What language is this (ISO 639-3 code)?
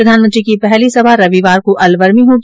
hin